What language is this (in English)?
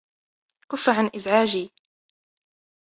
Arabic